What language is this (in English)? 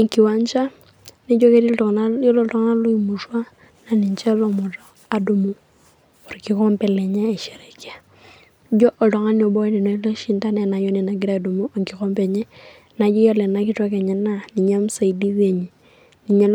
Masai